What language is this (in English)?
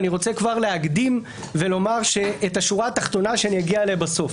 Hebrew